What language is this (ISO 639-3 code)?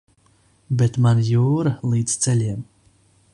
lav